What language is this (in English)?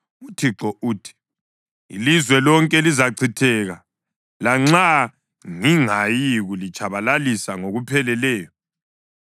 North Ndebele